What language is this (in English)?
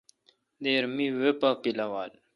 Kalkoti